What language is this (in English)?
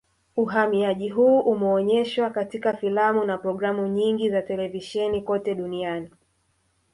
Swahili